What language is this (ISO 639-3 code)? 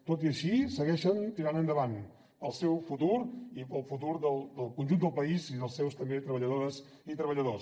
cat